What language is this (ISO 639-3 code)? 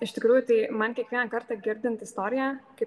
lit